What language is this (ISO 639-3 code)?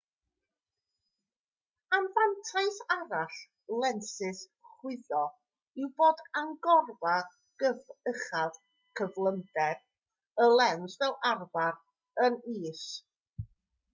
cym